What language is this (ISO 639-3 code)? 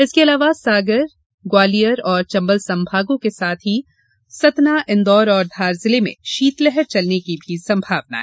hin